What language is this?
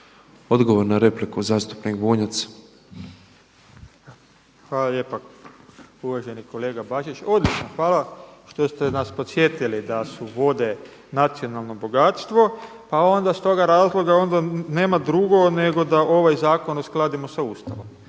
Croatian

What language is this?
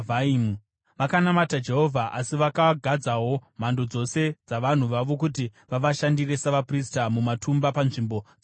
Shona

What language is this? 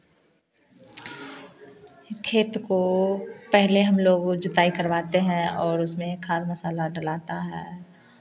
Hindi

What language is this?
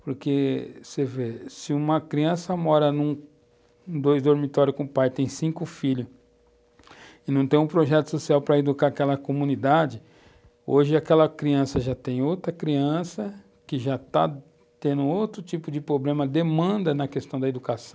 Portuguese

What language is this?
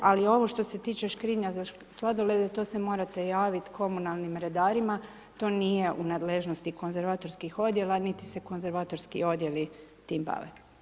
Croatian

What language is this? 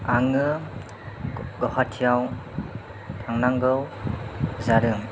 Bodo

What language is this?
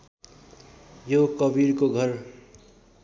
Nepali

